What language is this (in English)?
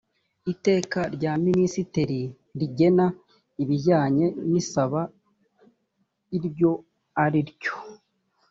Kinyarwanda